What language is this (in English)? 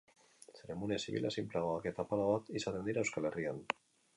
Basque